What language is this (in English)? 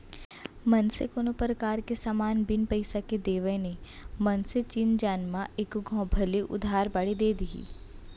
Chhattisgarhi